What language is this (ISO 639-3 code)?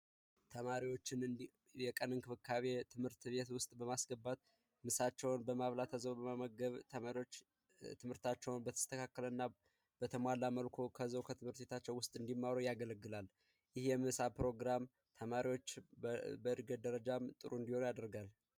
amh